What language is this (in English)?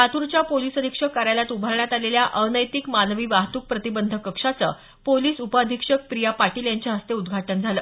Marathi